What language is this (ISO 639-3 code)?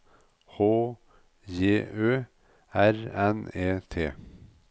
nor